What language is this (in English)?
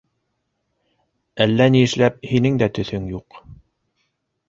Bashkir